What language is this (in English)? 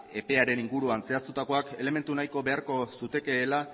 Basque